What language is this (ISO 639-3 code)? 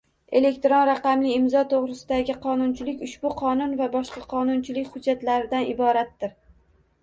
uzb